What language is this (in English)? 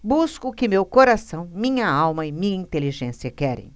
Portuguese